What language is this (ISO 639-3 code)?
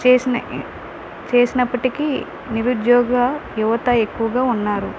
tel